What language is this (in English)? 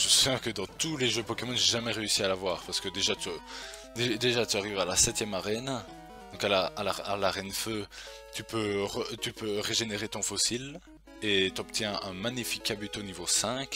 French